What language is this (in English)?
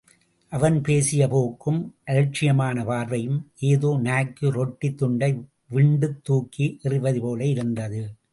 Tamil